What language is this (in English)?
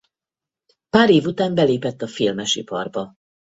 Hungarian